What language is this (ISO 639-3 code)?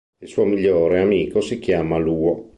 ita